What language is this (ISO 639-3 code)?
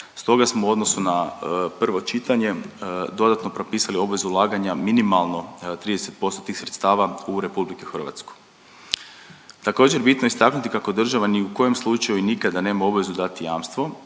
hrv